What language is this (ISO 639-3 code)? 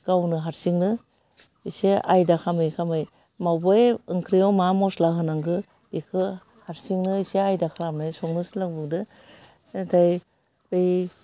brx